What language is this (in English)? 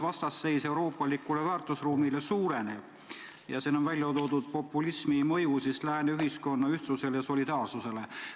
Estonian